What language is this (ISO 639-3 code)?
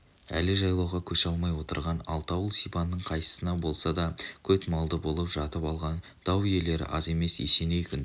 kaz